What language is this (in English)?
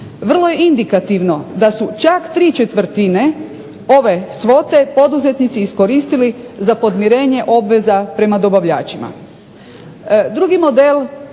Croatian